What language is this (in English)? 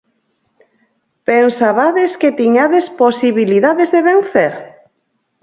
Galician